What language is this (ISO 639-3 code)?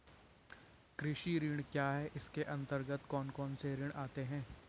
hin